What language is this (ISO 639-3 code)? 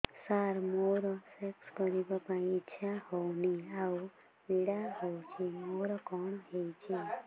ori